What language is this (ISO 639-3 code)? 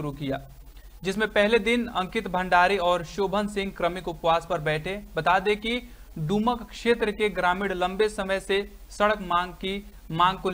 hin